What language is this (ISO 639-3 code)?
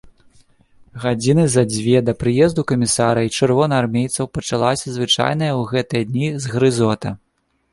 bel